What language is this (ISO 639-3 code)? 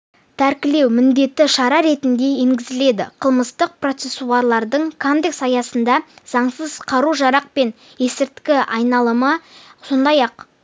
kaz